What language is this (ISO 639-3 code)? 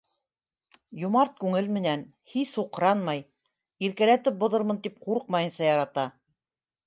bak